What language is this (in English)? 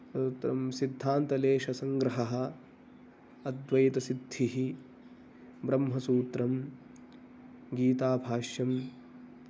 Sanskrit